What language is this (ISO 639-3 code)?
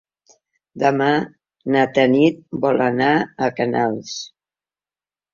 cat